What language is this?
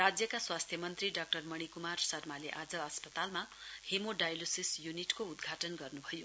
Nepali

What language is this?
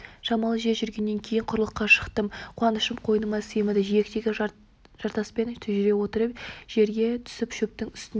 Kazakh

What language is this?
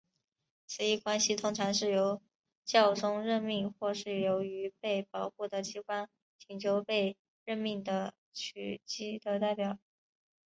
Chinese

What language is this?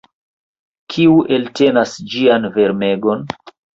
Esperanto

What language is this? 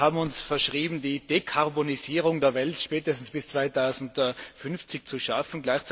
German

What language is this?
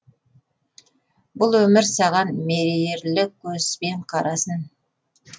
Kazakh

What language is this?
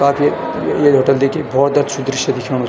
Garhwali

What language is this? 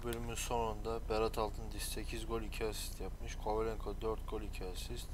Turkish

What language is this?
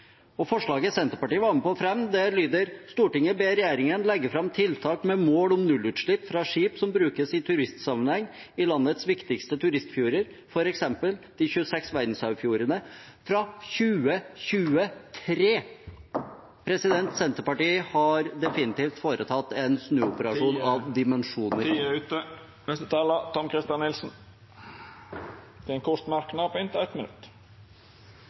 Norwegian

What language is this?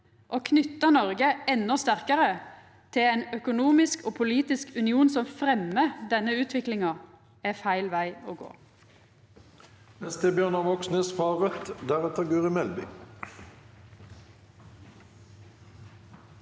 Norwegian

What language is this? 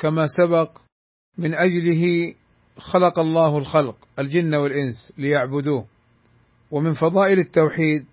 Arabic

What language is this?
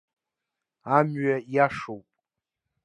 Abkhazian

